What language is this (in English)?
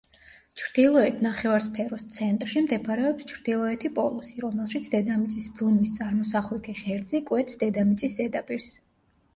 Georgian